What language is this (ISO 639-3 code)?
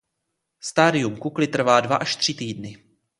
ces